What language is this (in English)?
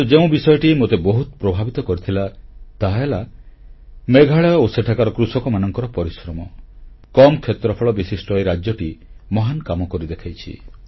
Odia